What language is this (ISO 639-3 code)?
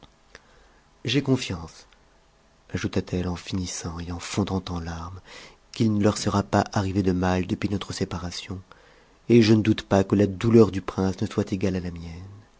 fra